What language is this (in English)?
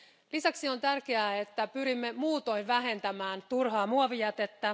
Finnish